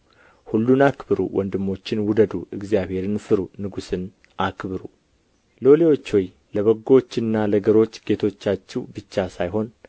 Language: Amharic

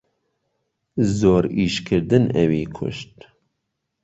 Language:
Central Kurdish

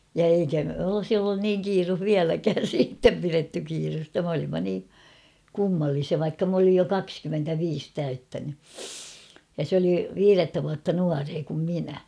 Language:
Finnish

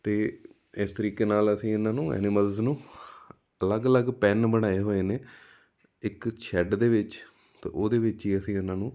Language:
Punjabi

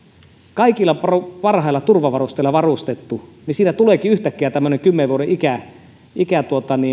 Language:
Finnish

